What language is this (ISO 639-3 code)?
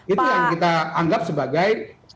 ind